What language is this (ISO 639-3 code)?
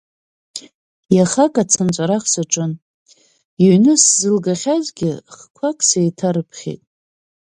abk